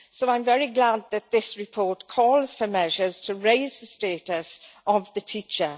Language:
English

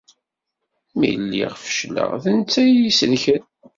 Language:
Kabyle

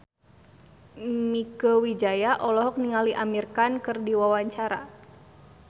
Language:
Sundanese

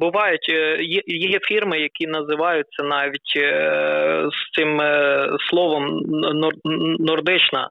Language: Ukrainian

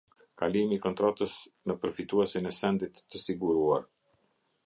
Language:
Albanian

